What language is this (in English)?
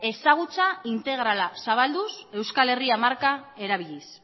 Basque